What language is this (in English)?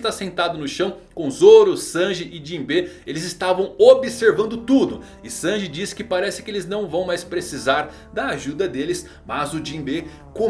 Portuguese